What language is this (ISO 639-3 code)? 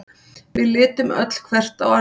isl